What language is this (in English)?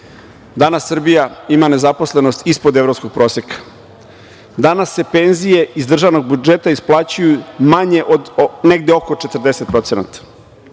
Serbian